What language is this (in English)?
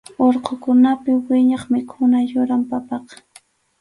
Arequipa-La Unión Quechua